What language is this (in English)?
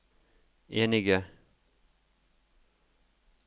Norwegian